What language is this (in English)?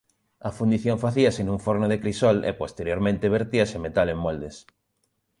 Galician